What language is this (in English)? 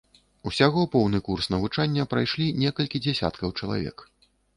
Belarusian